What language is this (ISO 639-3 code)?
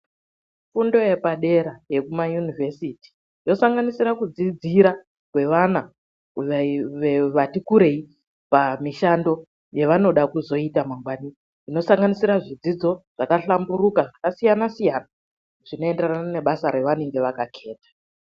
ndc